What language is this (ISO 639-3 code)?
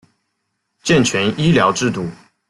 zho